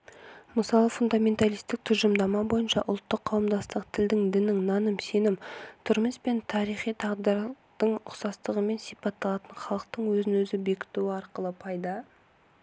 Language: Kazakh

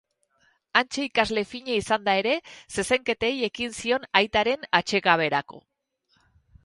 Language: Basque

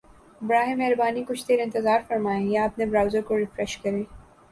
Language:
Urdu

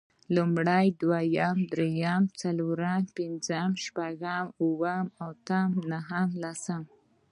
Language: Pashto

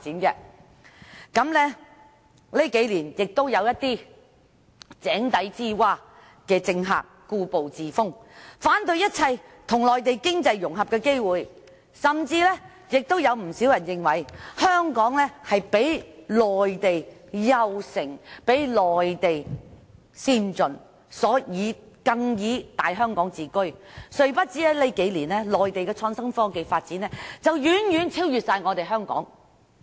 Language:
Cantonese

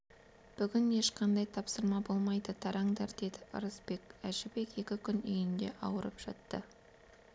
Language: Kazakh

